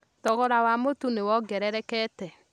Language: Kikuyu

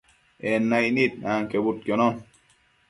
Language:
Matsés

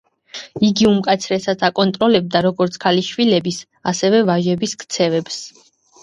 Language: Georgian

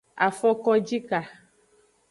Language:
Aja (Benin)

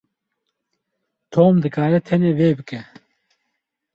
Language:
Kurdish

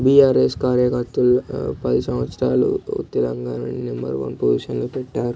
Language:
Telugu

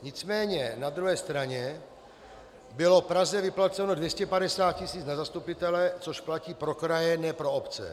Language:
Czech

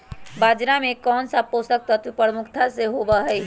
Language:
Magahi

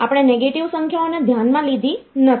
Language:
Gujarati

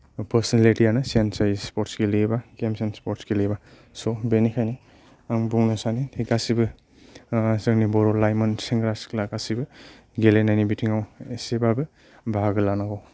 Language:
Bodo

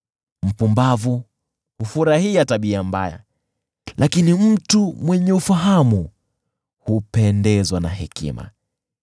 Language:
Swahili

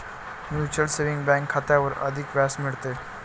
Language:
Marathi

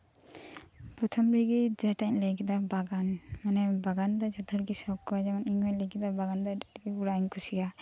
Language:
Santali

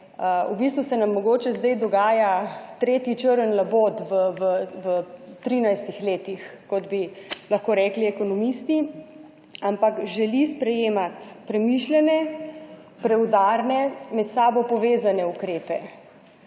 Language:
Slovenian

